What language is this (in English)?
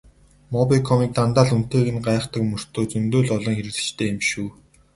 Mongolian